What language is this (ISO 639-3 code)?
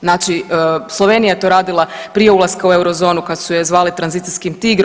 hrv